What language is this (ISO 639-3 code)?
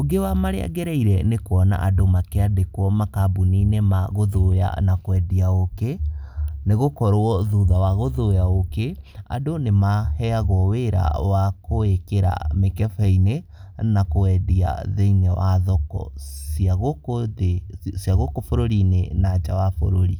kik